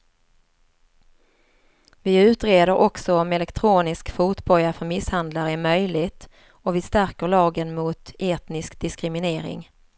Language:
Swedish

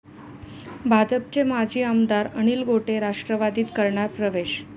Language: Marathi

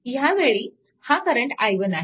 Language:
Marathi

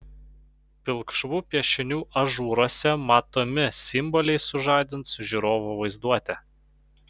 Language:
Lithuanian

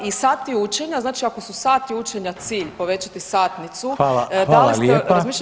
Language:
Croatian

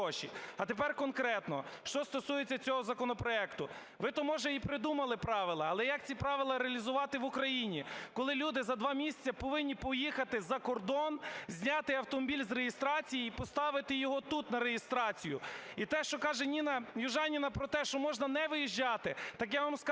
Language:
Ukrainian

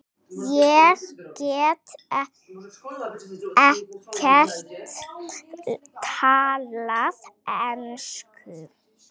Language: Icelandic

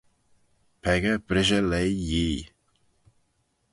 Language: Manx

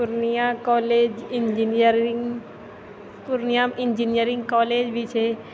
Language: Maithili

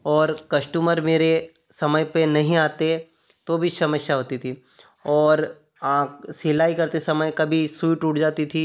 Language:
Hindi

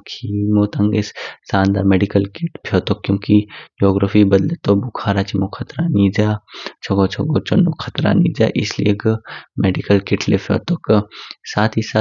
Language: Kinnauri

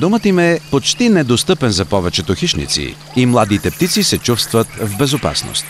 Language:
Bulgarian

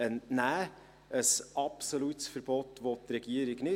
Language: Swiss German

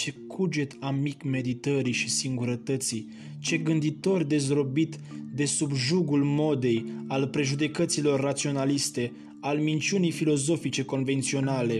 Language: Romanian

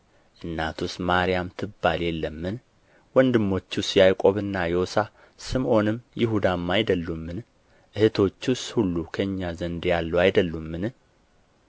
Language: Amharic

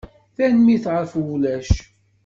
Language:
Kabyle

